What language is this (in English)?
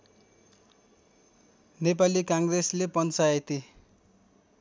Nepali